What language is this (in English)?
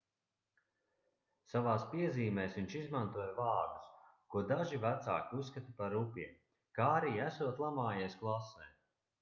Latvian